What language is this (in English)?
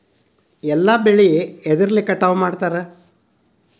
Kannada